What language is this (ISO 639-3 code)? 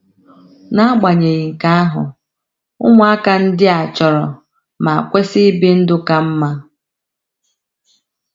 ibo